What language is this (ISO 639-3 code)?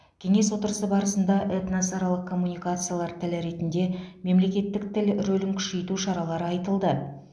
kaz